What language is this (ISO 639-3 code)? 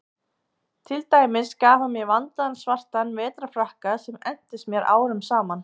isl